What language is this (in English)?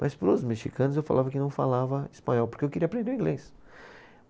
Portuguese